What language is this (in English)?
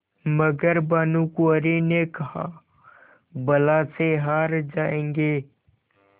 Hindi